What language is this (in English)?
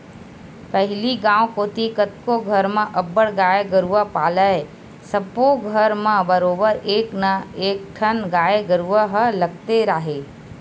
Chhattisgarhi